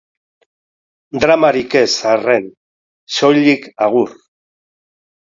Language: Basque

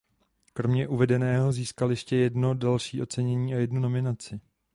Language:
Czech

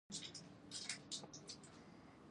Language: Pashto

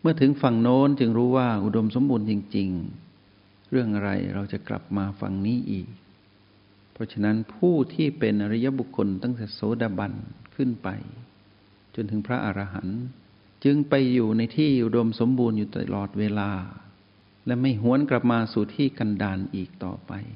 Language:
Thai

